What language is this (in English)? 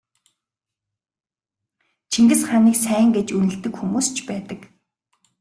Mongolian